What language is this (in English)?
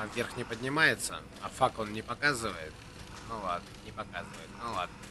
Russian